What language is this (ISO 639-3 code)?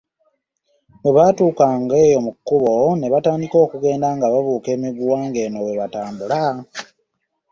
lug